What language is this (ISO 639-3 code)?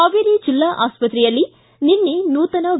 kan